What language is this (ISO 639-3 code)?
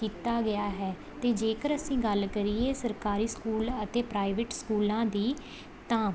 pan